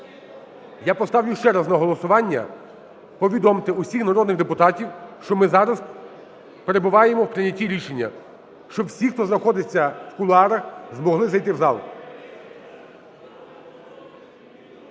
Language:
Ukrainian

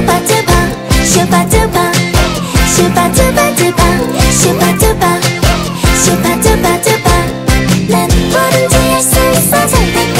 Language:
Korean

